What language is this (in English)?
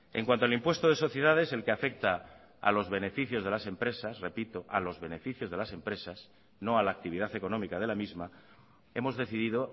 Spanish